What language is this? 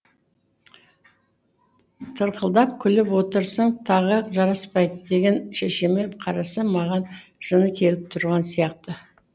Kazakh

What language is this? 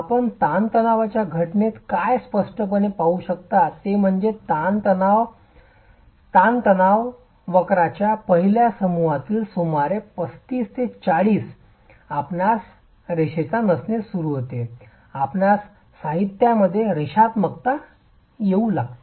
Marathi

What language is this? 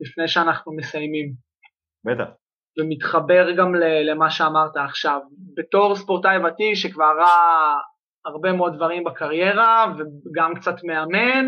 Hebrew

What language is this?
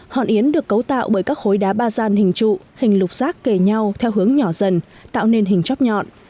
Vietnamese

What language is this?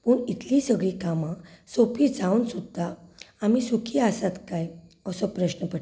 Konkani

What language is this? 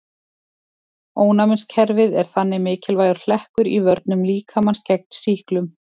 Icelandic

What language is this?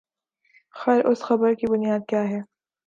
Urdu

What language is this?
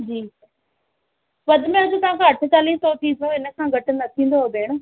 Sindhi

